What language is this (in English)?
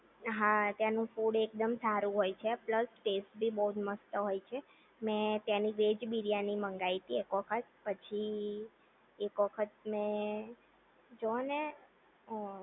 Gujarati